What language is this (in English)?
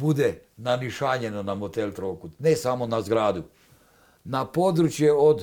Croatian